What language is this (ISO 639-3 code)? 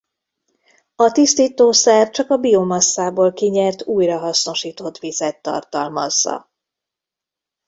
hun